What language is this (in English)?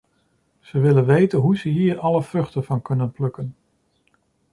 Dutch